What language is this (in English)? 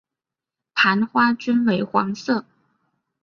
Chinese